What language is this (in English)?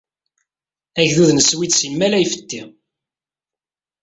Kabyle